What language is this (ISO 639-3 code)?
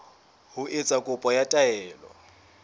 sot